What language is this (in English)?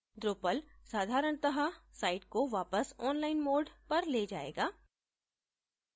Hindi